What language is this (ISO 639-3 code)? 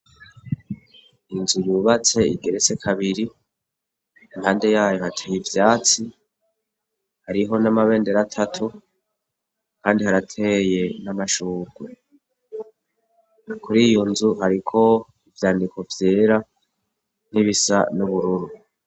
run